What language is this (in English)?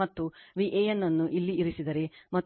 Kannada